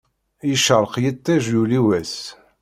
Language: Kabyle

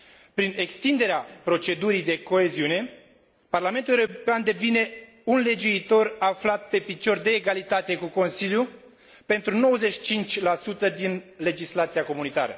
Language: Romanian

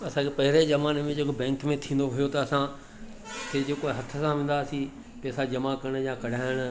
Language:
Sindhi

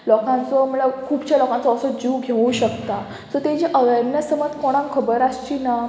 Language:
Konkani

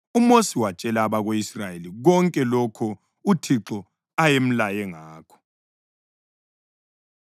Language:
North Ndebele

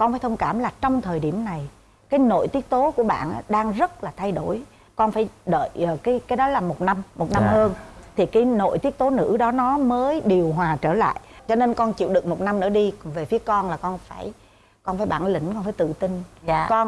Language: Vietnamese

